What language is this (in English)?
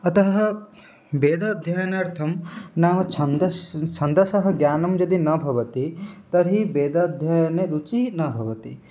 Sanskrit